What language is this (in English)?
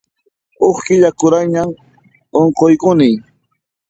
Puno Quechua